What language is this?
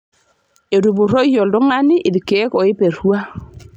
Masai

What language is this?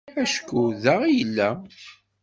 Kabyle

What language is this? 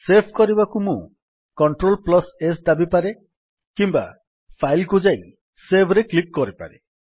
Odia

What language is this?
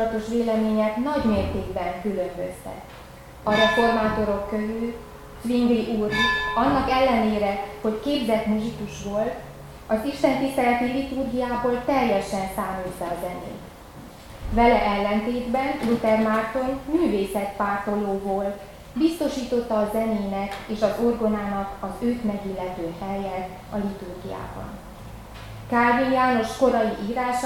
Hungarian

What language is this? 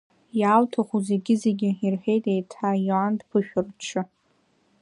Abkhazian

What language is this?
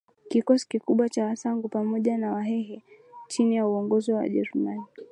Swahili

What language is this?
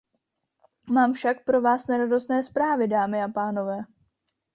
Czech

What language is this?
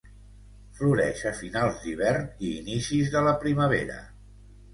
Catalan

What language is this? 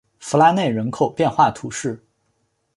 Chinese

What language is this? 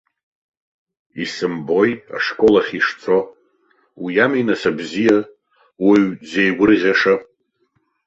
Abkhazian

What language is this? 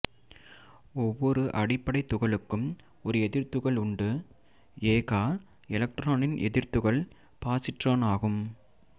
Tamil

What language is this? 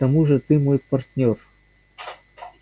Russian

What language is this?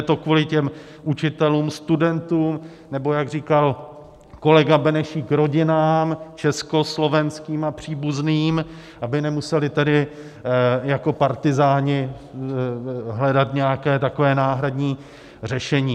Czech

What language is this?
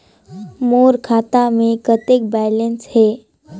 Chhattisgarhi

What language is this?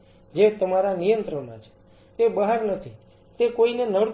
Gujarati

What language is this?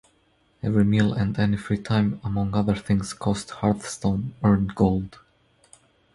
English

